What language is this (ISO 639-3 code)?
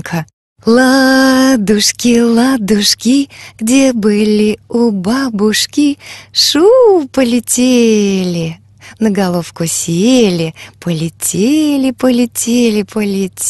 rus